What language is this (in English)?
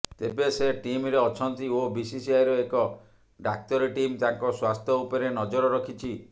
Odia